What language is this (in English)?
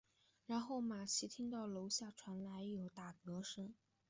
Chinese